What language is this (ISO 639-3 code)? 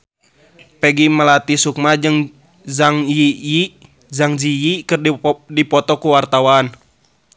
sun